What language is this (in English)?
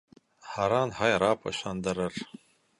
Bashkir